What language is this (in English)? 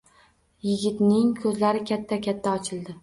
Uzbek